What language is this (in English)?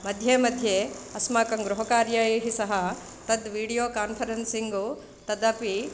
Sanskrit